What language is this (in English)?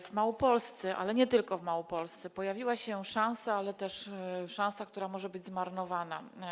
Polish